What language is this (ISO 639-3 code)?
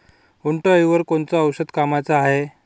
mar